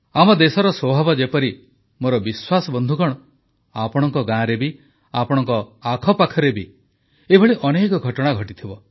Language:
Odia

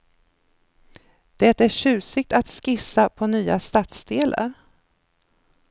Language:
Swedish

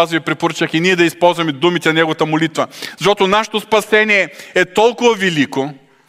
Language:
Bulgarian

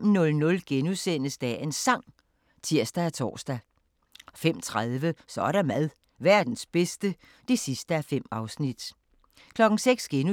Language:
Danish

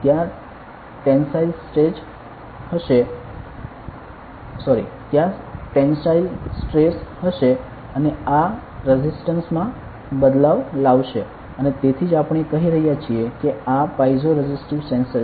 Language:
Gujarati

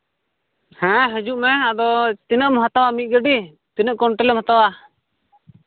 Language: Santali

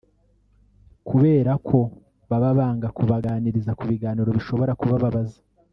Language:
Kinyarwanda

